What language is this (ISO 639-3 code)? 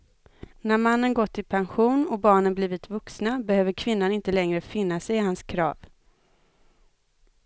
swe